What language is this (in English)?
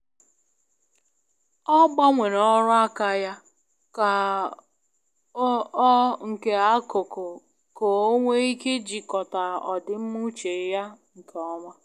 Igbo